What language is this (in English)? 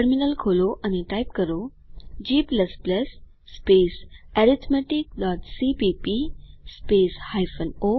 Gujarati